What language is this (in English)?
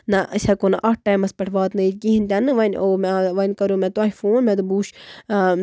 Kashmiri